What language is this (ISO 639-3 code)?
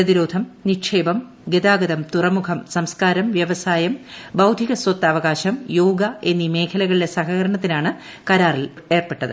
mal